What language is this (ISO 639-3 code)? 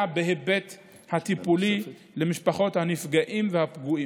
heb